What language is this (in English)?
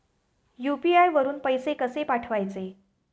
Marathi